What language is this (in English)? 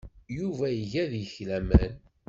Kabyle